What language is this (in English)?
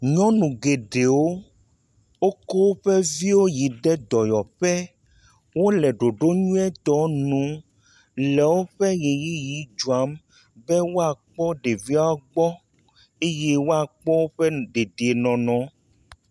Ewe